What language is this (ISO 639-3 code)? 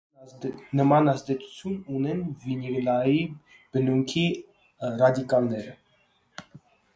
hye